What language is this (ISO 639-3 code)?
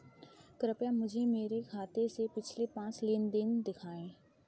hin